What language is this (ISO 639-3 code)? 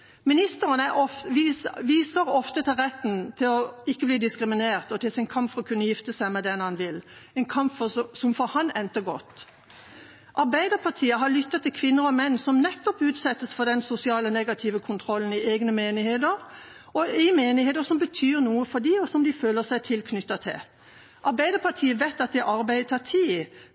nob